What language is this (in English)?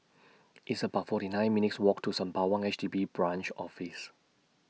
English